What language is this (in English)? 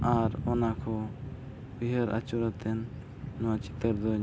Santali